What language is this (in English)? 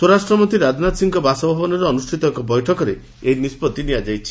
Odia